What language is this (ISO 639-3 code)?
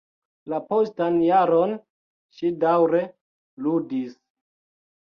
epo